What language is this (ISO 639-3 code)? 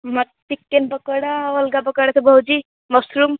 ori